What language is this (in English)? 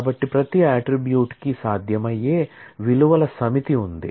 Telugu